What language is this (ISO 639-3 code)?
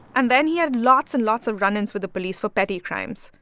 eng